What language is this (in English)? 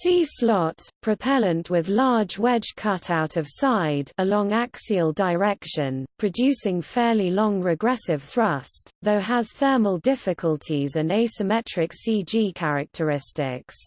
English